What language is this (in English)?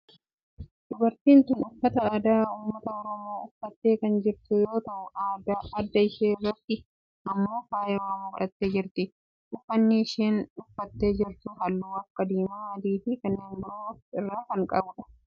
Oromo